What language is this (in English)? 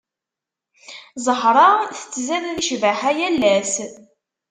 Kabyle